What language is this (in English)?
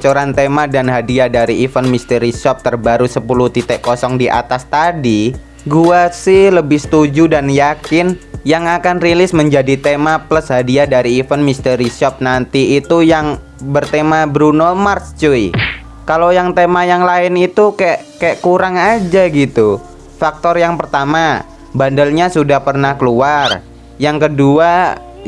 Indonesian